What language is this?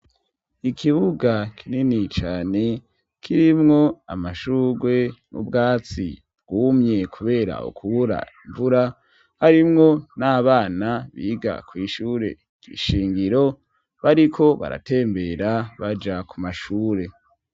Rundi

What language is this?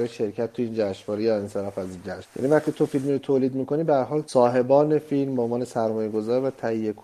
Persian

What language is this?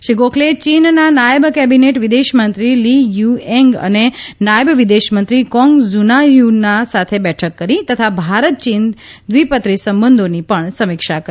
Gujarati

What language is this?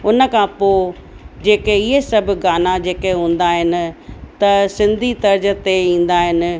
Sindhi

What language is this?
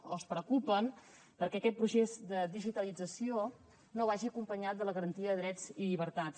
Catalan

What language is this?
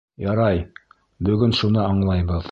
Bashkir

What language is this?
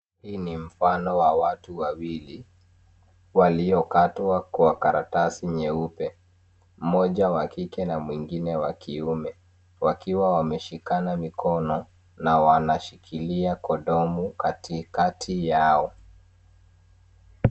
Swahili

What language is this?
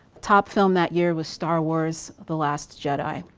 English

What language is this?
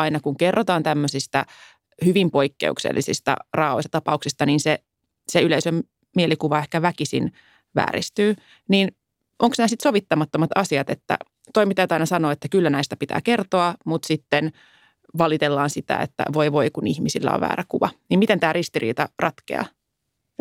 Finnish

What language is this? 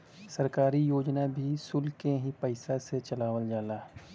Bhojpuri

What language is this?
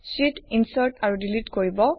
Assamese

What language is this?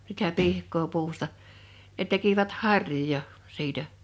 Finnish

